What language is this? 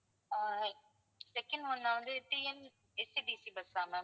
Tamil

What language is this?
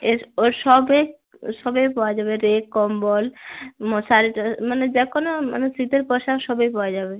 Bangla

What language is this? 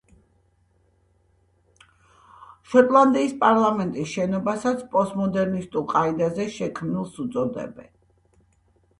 Georgian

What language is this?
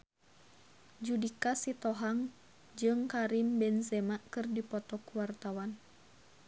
Sundanese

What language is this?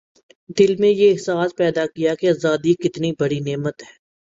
Urdu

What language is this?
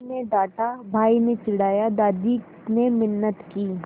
Hindi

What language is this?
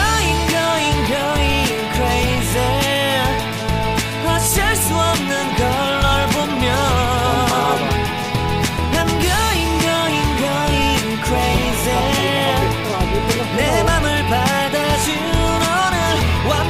Indonesian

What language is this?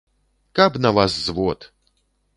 Belarusian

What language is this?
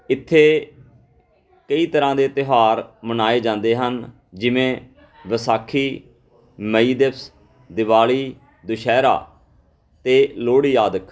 Punjabi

